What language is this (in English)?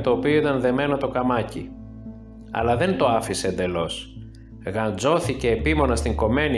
Greek